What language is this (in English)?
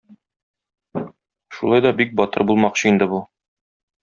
Tatar